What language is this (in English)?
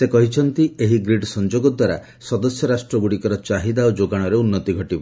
Odia